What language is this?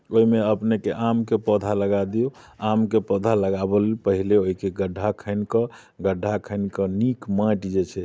Maithili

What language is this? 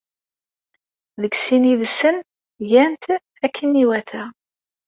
Kabyle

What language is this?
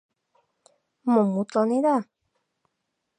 Mari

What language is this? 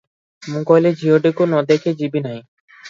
Odia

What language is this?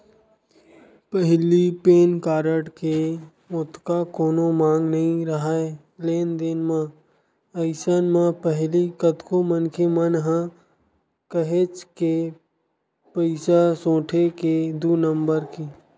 Chhattisgarhi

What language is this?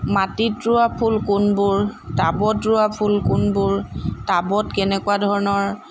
Assamese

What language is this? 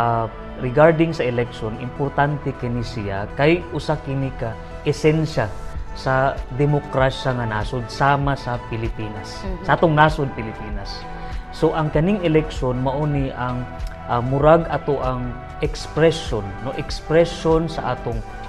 Filipino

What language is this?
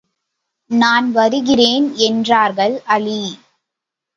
Tamil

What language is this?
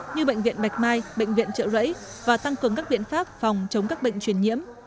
Vietnamese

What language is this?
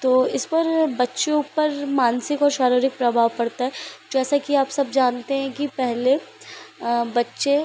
Hindi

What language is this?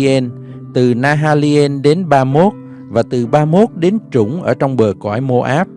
Vietnamese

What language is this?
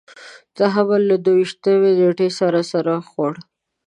Pashto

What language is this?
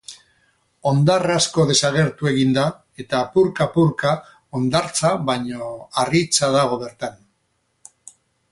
Basque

